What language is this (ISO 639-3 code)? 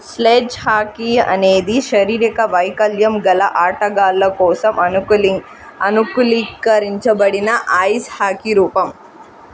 tel